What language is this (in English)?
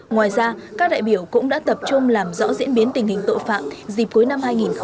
Vietnamese